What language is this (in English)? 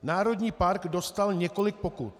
Czech